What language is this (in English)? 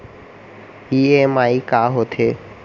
Chhattisgarhi